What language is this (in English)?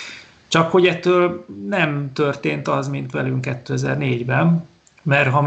Hungarian